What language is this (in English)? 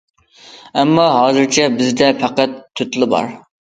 Uyghur